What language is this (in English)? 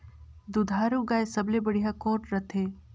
Chhattisgarhi